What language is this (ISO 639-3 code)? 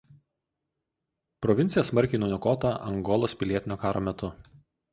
lit